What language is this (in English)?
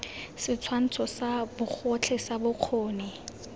Tswana